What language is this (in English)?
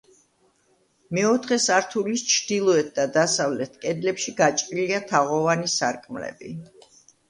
Georgian